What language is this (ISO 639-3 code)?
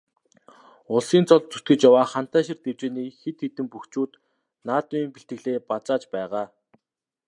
mon